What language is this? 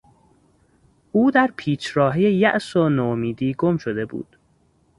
Persian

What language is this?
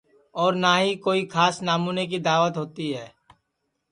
Sansi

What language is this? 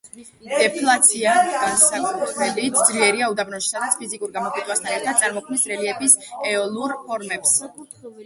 Georgian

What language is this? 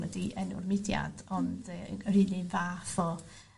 Welsh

